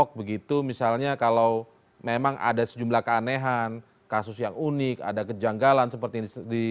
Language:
Indonesian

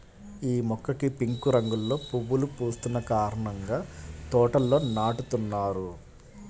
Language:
Telugu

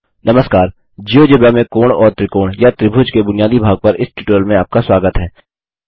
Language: Hindi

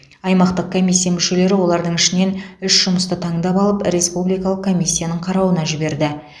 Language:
Kazakh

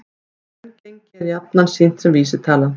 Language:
Icelandic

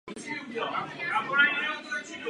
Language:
Czech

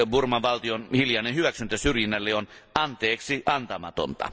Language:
Finnish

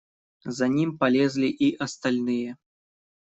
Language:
Russian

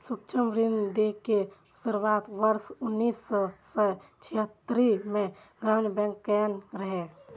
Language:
Maithili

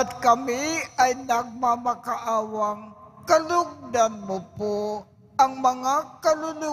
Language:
Filipino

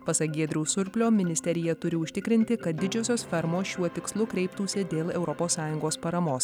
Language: Lithuanian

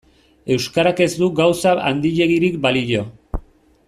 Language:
Basque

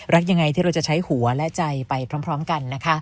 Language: Thai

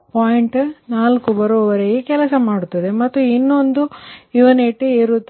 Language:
Kannada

